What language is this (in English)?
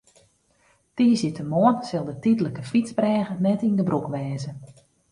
Western Frisian